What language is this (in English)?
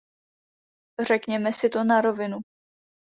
Czech